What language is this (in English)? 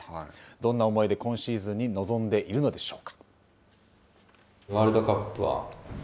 Japanese